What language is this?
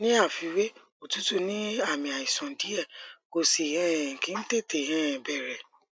Yoruba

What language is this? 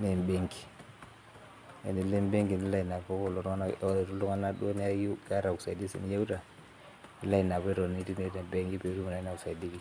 Masai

